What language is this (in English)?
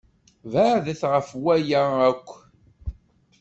Kabyle